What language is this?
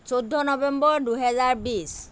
Assamese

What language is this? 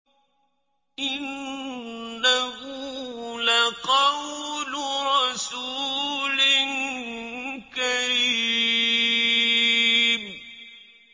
Arabic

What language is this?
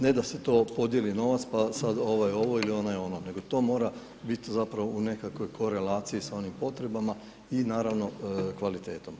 Croatian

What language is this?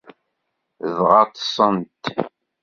Kabyle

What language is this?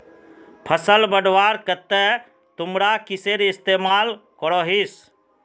Magahi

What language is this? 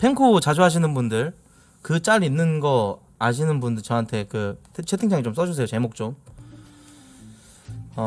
Korean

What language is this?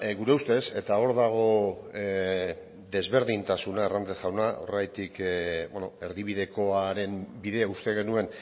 Basque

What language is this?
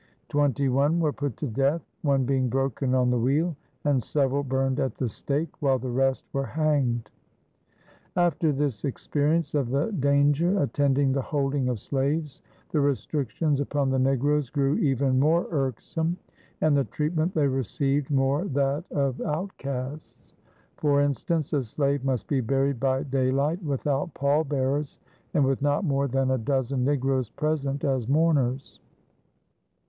English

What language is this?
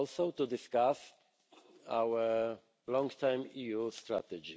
English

